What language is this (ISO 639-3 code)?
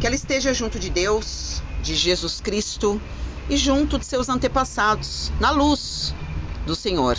por